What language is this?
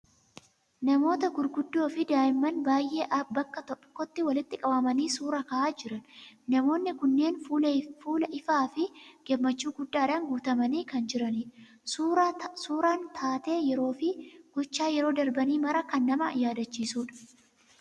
Oromo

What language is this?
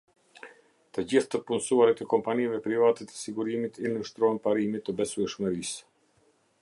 Albanian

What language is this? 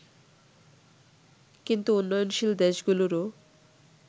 Bangla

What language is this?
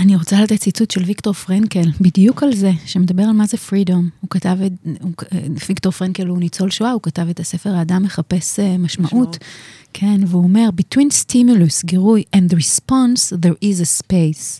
Hebrew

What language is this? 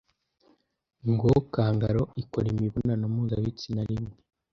Kinyarwanda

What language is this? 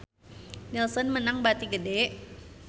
Sundanese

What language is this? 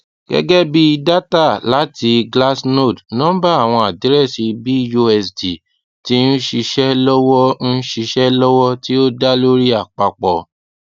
Yoruba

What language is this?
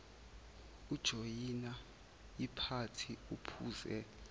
Zulu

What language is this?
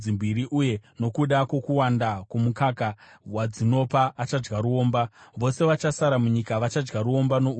Shona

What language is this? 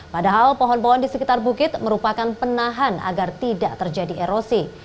Indonesian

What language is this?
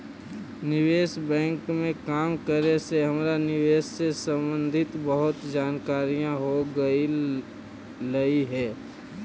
Magahi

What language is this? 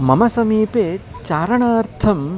Sanskrit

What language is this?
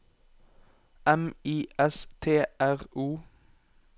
Norwegian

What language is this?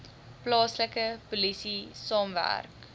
Afrikaans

